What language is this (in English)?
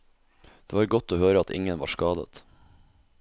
Norwegian